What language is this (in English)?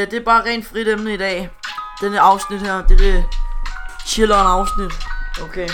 Danish